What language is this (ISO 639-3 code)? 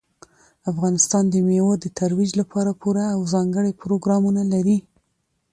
pus